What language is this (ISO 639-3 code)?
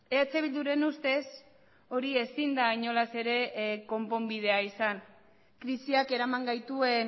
eus